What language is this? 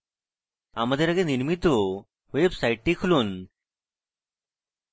Bangla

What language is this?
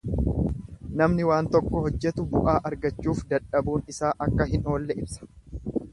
Oromo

